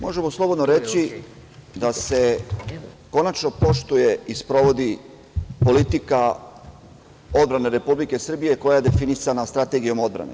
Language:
Serbian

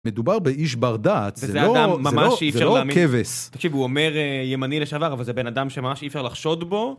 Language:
Hebrew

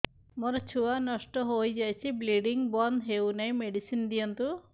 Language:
Odia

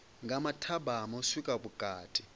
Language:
Venda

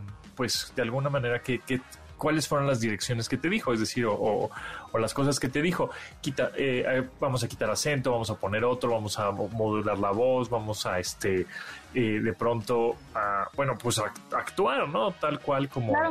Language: Spanish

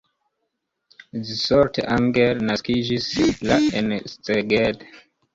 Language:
Esperanto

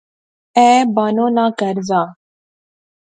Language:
Pahari-Potwari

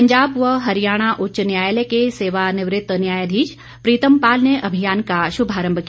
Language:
Hindi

